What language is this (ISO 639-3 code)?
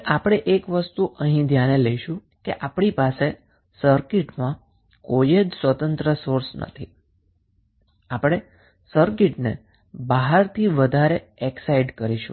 guj